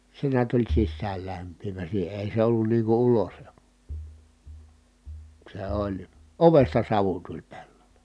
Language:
Finnish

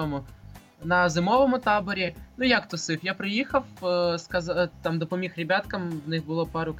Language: Ukrainian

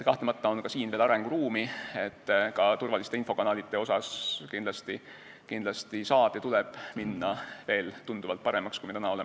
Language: Estonian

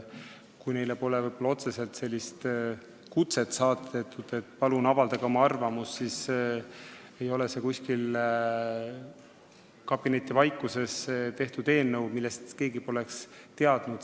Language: Estonian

